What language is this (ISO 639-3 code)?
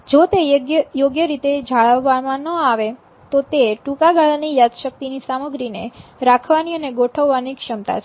guj